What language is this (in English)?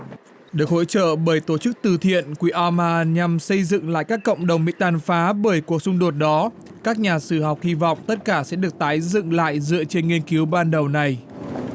Vietnamese